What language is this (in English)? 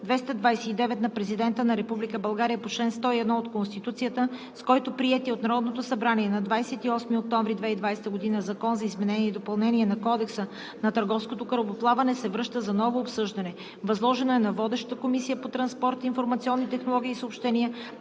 Bulgarian